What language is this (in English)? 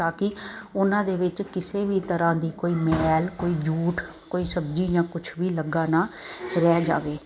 Punjabi